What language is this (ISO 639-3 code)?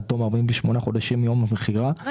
heb